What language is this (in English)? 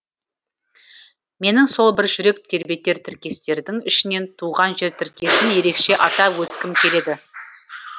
Kazakh